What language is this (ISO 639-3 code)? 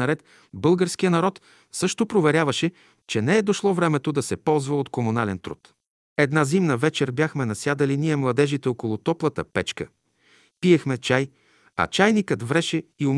bul